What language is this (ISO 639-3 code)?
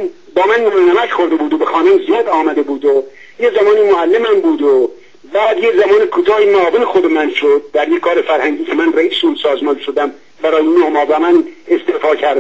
fas